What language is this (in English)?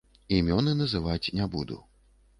Belarusian